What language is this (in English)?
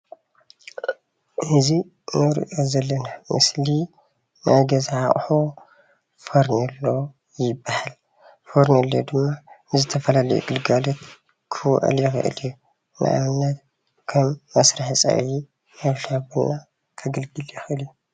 Tigrinya